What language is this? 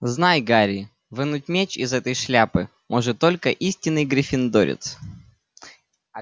Russian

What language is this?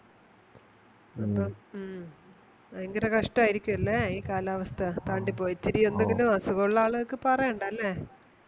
Malayalam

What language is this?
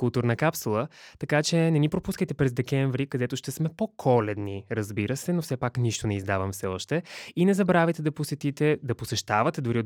Bulgarian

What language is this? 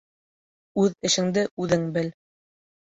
Bashkir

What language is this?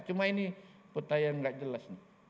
Indonesian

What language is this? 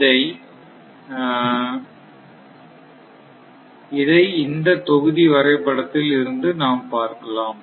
Tamil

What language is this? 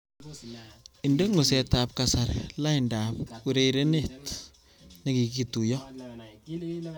Kalenjin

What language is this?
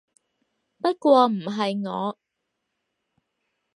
Cantonese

